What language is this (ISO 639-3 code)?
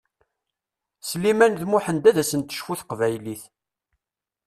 kab